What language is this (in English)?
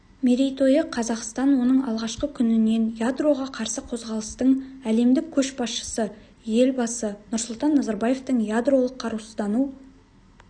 Kazakh